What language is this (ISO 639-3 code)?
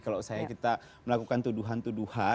ind